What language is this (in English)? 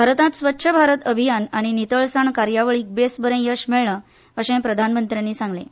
Konkani